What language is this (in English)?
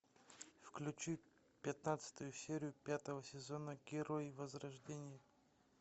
Russian